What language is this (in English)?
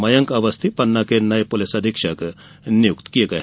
Hindi